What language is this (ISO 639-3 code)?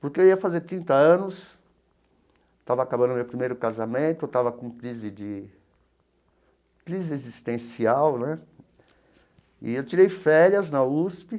por